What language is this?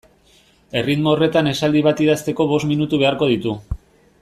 Basque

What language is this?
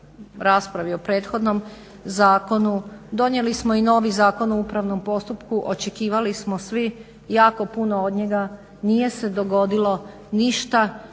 Croatian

